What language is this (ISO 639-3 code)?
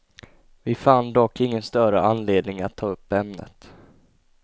swe